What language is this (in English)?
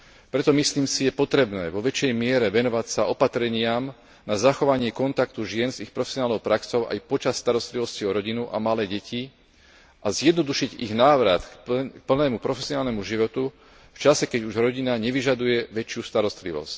Slovak